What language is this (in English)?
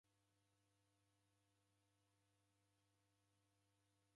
Taita